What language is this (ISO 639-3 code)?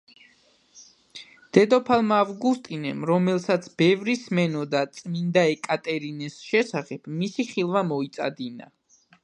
kat